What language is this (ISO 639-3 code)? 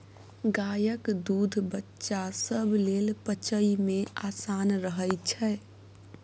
mai